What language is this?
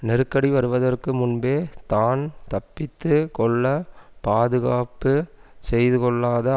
Tamil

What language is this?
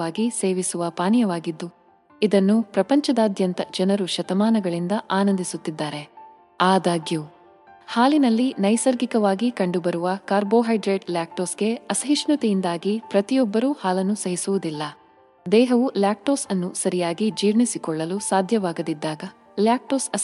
Kannada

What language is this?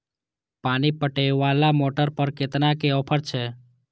Maithili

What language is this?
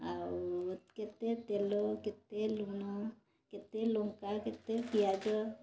Odia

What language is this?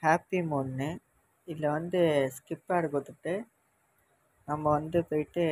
Tamil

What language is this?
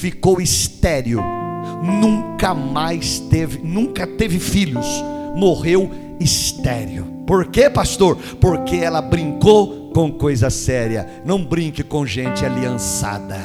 Portuguese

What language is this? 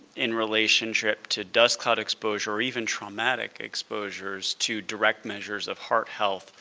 English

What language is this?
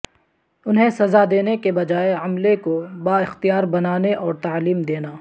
Urdu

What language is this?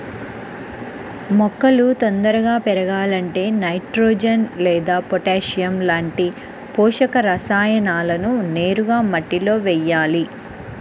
Telugu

